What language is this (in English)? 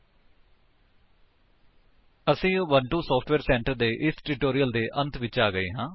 Punjabi